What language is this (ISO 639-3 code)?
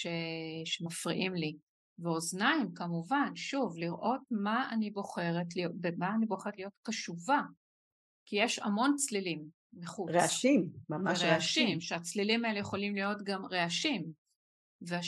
heb